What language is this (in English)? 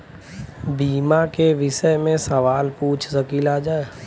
Bhojpuri